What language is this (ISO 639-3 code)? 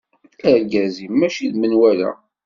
kab